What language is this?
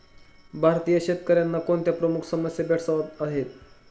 Marathi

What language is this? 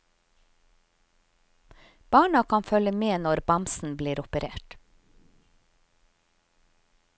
Norwegian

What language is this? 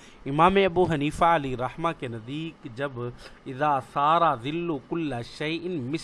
Urdu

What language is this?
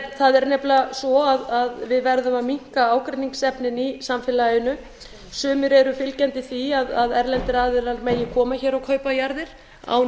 Icelandic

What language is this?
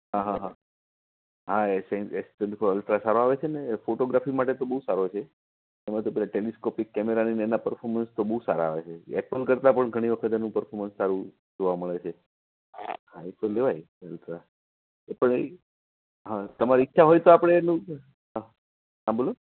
Gujarati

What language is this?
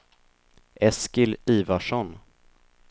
Swedish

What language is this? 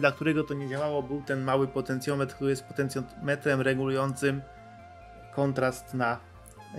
Polish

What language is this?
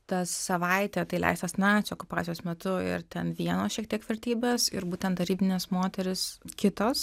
Lithuanian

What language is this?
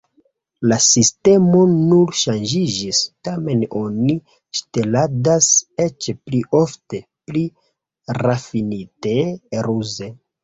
Esperanto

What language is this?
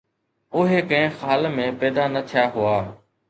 Sindhi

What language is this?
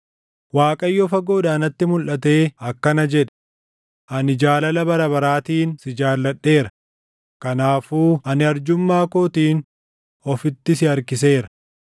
Oromo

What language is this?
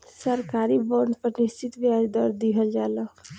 Bhojpuri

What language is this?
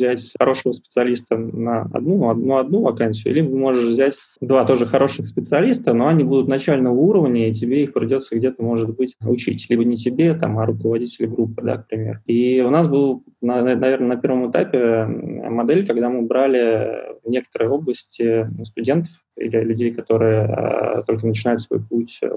Russian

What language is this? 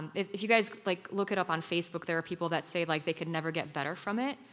English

